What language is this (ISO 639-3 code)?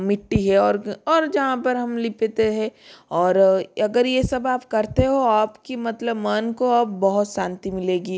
hin